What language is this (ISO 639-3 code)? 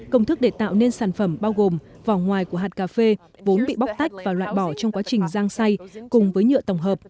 vie